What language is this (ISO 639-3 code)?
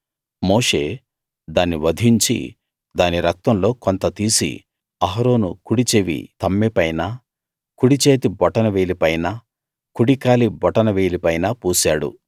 tel